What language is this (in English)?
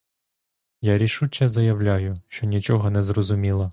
Ukrainian